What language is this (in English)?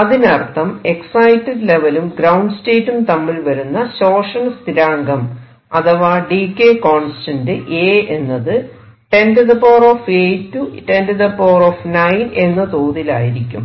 Malayalam